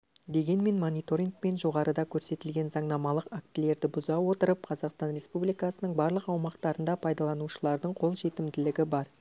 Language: Kazakh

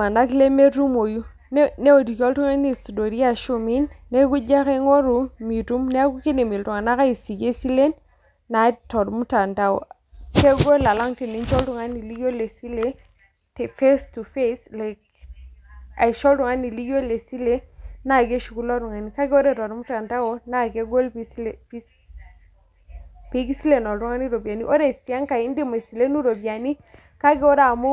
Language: Masai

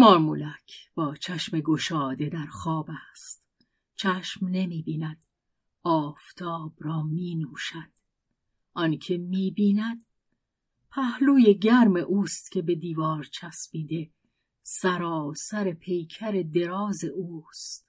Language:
Persian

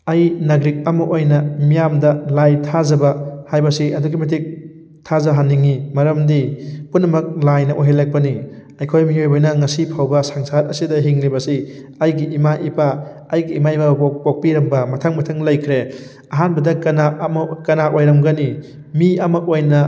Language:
Manipuri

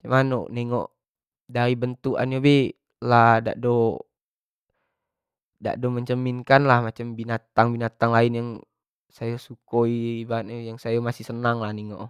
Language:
Jambi Malay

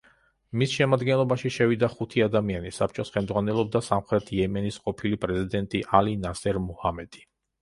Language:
Georgian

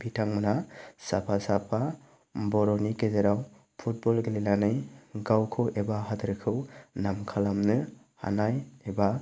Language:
Bodo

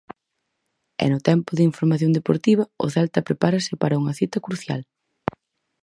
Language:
Galician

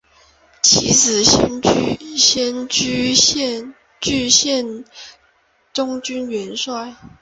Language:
Chinese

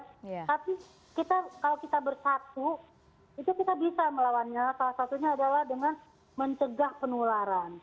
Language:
Indonesian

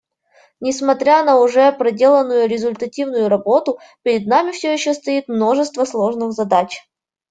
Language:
Russian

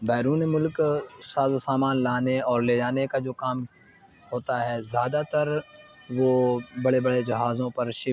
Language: Urdu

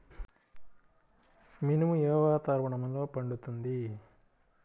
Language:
Telugu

